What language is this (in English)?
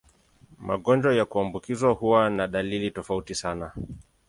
Swahili